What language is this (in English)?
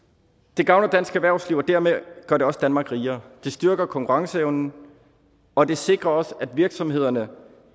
Danish